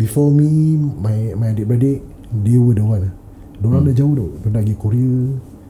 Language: Malay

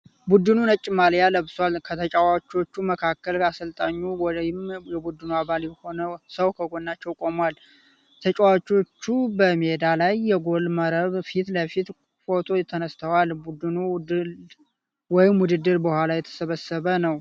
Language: Amharic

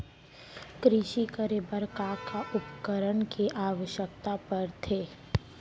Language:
Chhattisgarhi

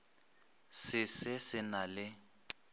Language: Northern Sotho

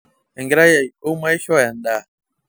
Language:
Masai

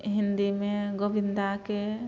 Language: Maithili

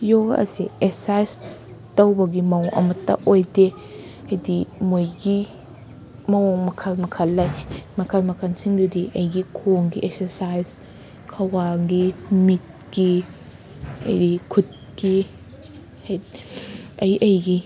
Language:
Manipuri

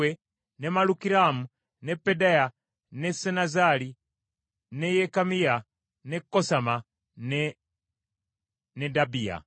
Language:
Ganda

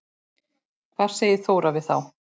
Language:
Icelandic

